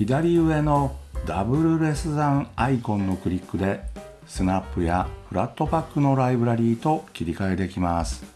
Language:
Japanese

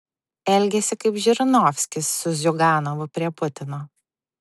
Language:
Lithuanian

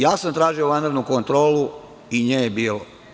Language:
Serbian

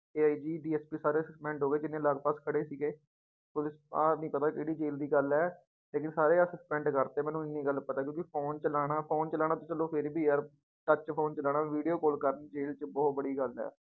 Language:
Punjabi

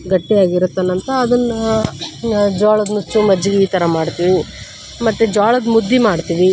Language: Kannada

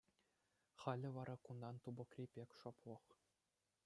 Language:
Chuvash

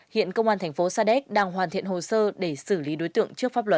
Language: Vietnamese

